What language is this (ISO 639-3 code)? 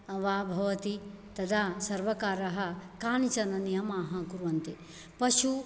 san